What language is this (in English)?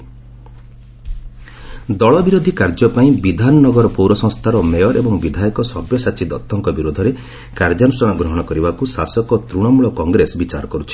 Odia